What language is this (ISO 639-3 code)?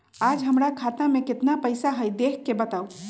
mag